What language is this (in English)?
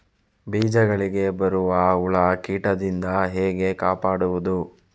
Kannada